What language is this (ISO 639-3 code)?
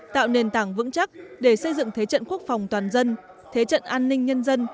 vie